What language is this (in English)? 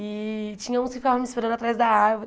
Portuguese